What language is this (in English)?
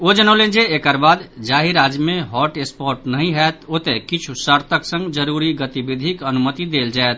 Maithili